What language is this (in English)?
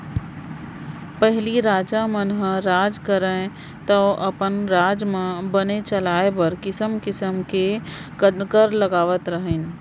Chhattisgarhi